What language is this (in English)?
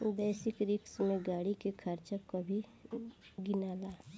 Bhojpuri